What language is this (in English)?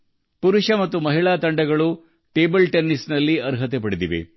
Kannada